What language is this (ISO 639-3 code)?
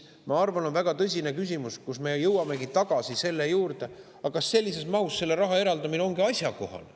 est